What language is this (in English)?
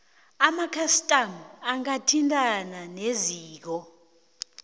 South Ndebele